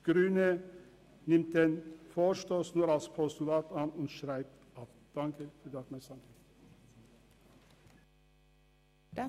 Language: Swiss German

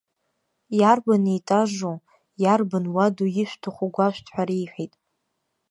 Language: Abkhazian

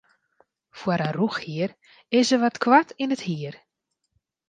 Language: Western Frisian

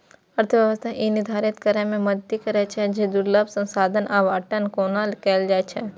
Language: Maithili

